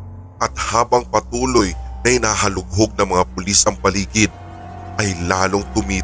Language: Filipino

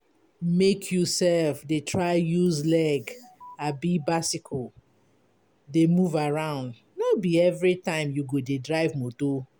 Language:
Nigerian Pidgin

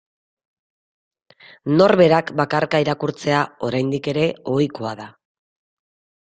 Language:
Basque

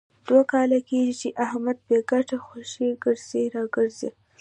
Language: Pashto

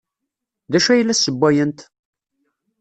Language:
Kabyle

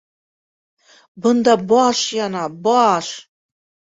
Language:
Bashkir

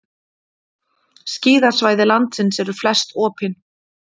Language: Icelandic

